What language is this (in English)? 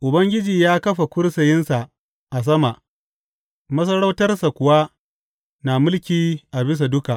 Hausa